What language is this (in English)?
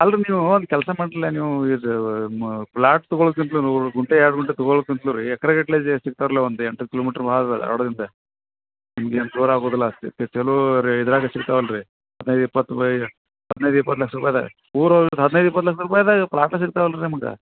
Kannada